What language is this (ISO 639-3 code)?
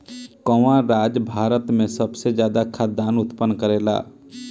bho